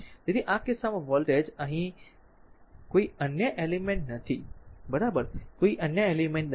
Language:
Gujarati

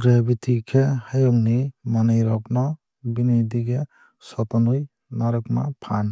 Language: Kok Borok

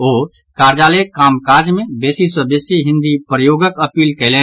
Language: Maithili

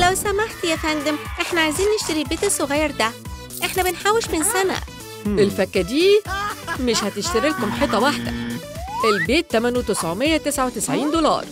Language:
Arabic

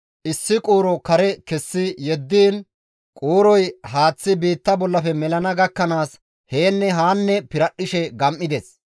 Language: Gamo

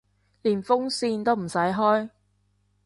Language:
Cantonese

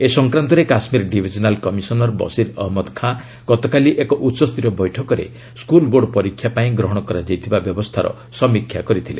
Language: Odia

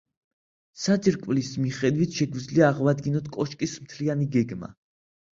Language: Georgian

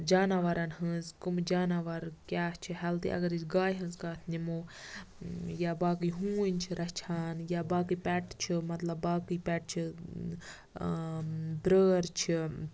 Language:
Kashmiri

